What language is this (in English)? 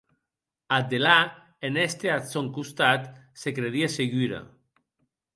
Occitan